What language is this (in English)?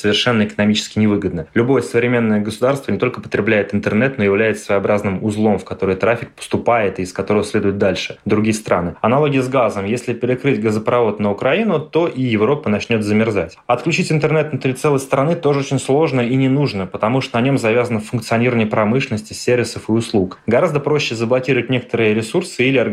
Russian